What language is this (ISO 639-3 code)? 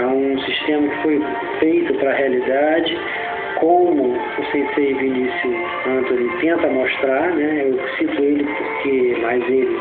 por